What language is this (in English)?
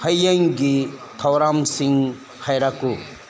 Manipuri